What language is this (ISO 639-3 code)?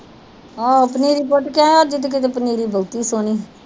pan